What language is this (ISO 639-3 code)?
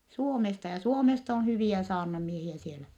fin